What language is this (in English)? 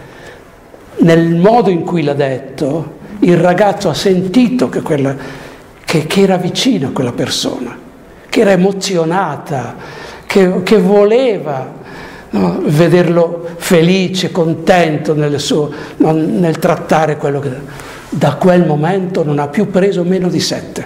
Italian